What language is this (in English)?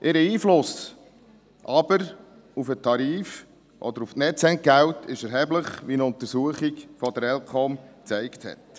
Swiss German